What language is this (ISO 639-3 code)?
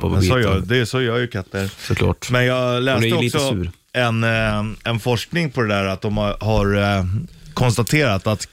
swe